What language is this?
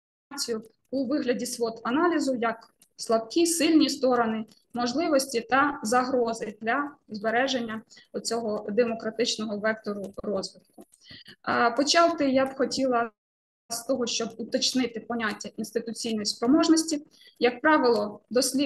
Ukrainian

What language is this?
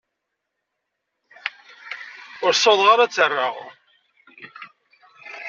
Kabyle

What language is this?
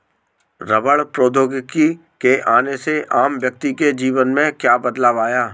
Hindi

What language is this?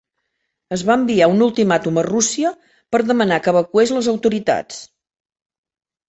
Catalan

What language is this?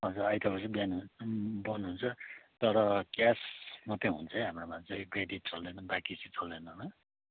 Nepali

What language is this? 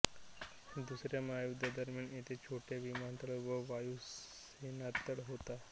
Marathi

